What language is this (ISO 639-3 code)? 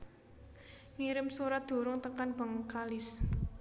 jav